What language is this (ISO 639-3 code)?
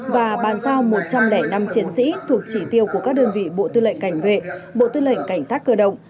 vie